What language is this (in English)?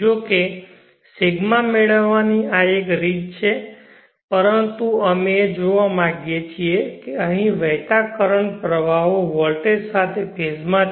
Gujarati